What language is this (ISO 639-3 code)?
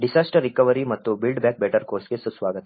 kan